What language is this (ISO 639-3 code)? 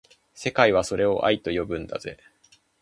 jpn